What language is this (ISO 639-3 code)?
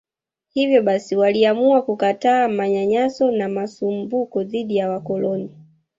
swa